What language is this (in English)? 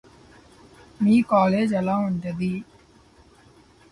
Telugu